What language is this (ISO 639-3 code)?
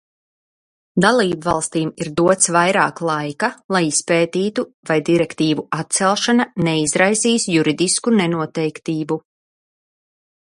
lav